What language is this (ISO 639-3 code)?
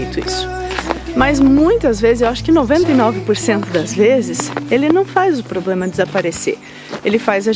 por